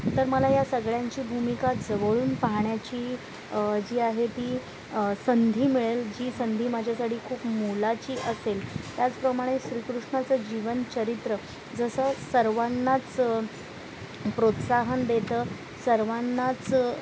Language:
Marathi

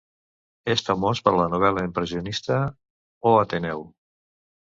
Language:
Catalan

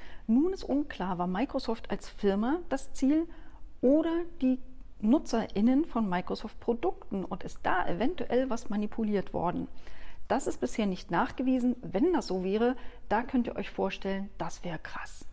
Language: German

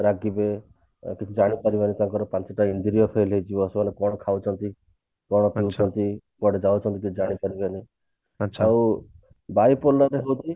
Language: Odia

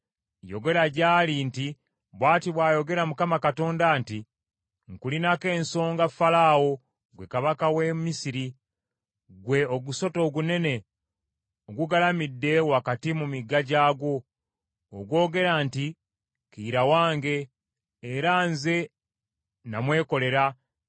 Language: Ganda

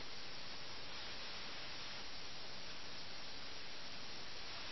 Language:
Malayalam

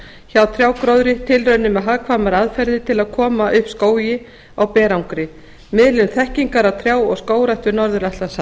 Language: Icelandic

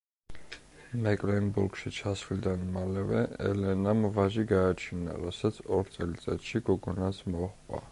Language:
Georgian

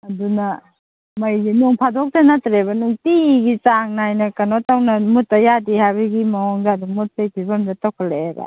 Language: Manipuri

